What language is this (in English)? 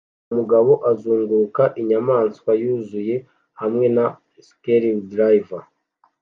Kinyarwanda